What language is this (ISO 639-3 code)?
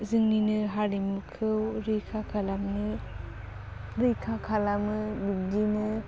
brx